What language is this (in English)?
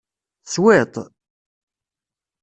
Kabyle